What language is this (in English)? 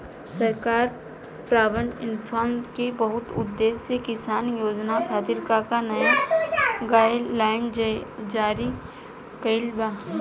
Bhojpuri